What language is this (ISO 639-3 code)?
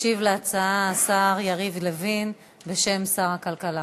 heb